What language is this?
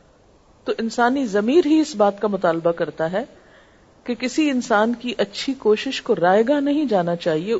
Urdu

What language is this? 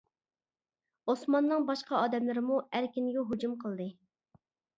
Uyghur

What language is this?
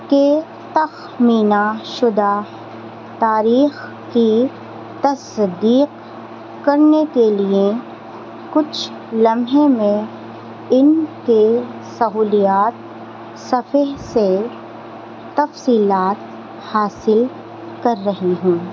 Urdu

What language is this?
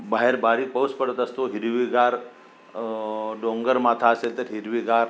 Marathi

